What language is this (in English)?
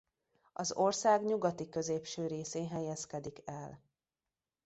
Hungarian